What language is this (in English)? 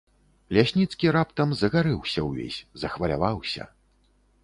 Belarusian